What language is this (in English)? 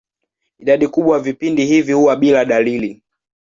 Swahili